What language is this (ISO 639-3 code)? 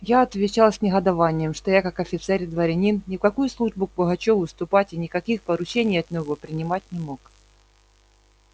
rus